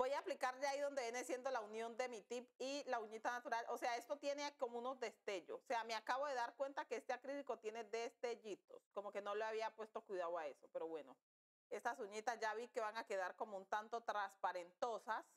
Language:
Spanish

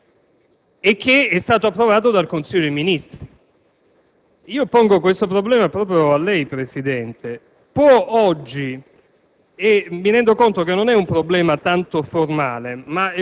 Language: Italian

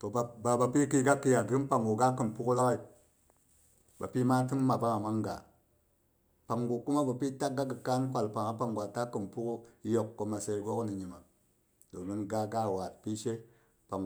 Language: Boghom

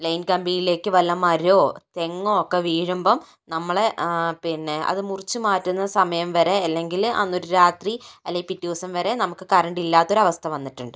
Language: Malayalam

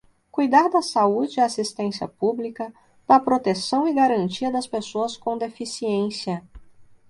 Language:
Portuguese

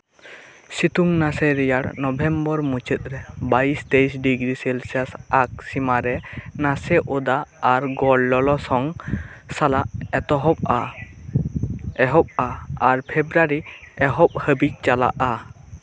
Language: Santali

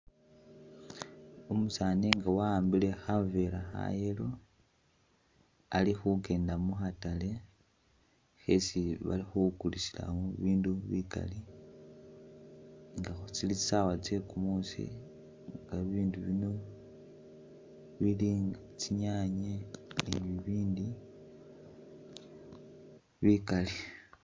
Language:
Masaaba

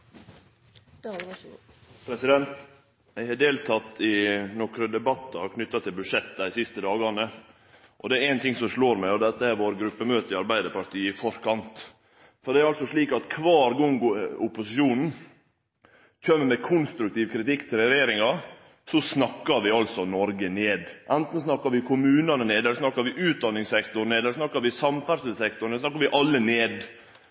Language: Norwegian Nynorsk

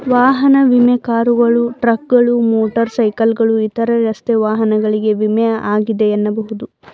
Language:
Kannada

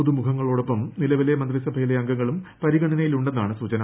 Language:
Malayalam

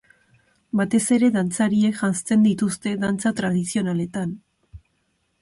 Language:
Basque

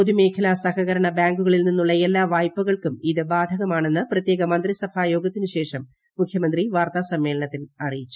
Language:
Malayalam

